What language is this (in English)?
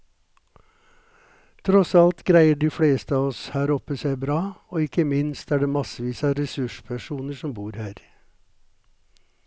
Norwegian